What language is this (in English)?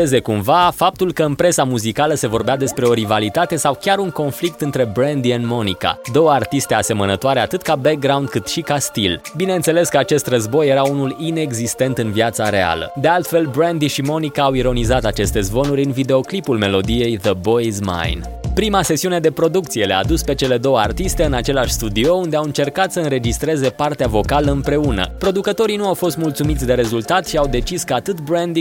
Romanian